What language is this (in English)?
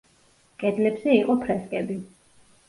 Georgian